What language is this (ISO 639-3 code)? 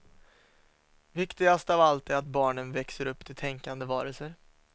swe